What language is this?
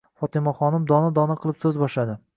Uzbek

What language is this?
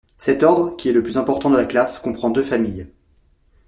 French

